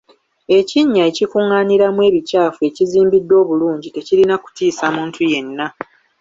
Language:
Ganda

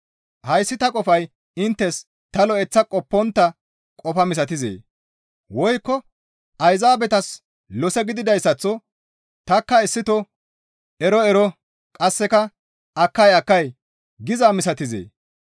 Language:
Gamo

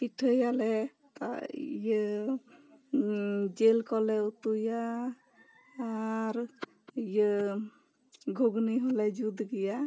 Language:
Santali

